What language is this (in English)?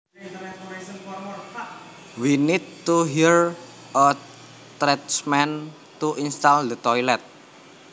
Javanese